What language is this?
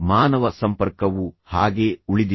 Kannada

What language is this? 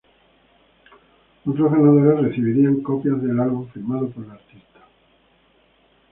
Spanish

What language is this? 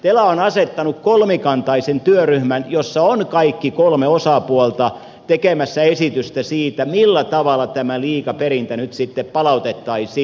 Finnish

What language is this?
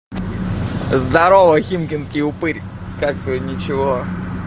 Russian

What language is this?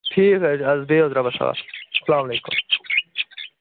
Kashmiri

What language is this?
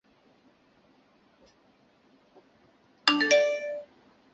Chinese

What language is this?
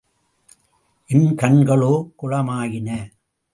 Tamil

